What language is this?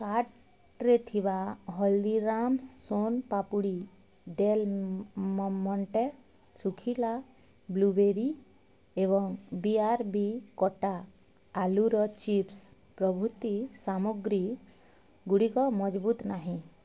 Odia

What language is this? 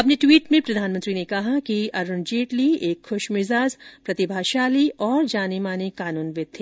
Hindi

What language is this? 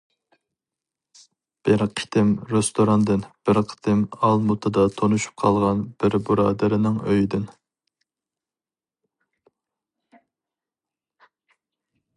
Uyghur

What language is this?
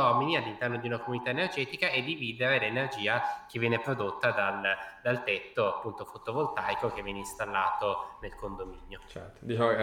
Italian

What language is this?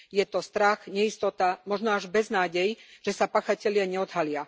Slovak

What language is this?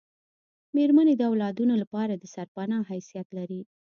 Pashto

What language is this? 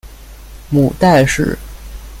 Chinese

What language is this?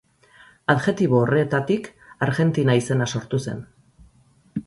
Basque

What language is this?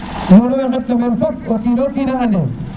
Serer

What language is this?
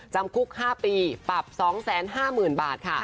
Thai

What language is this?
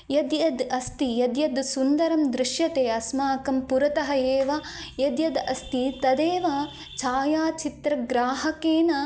Sanskrit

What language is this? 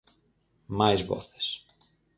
Galician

